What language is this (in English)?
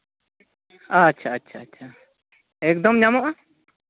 Santali